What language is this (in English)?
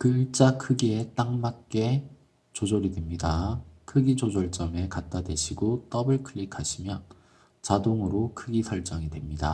Korean